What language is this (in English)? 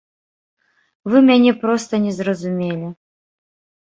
Belarusian